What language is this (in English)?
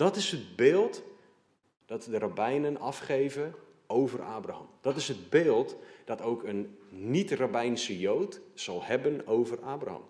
Dutch